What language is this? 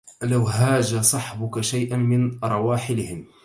Arabic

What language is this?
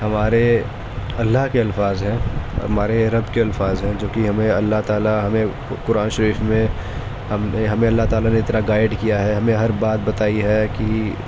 Urdu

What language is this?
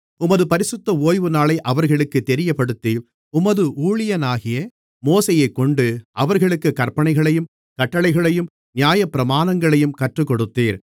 Tamil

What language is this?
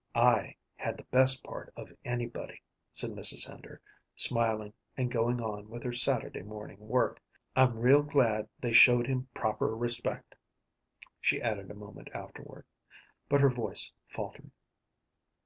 English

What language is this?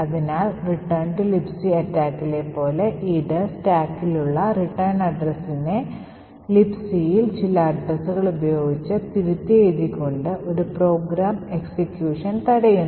Malayalam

